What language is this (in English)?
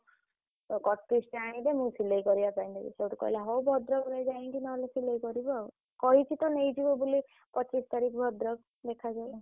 Odia